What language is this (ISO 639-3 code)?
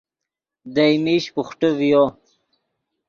ydg